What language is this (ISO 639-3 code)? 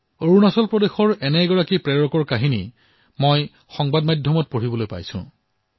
asm